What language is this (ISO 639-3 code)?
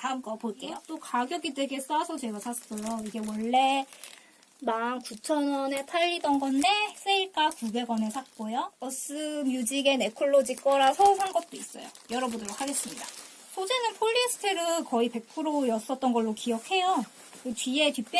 kor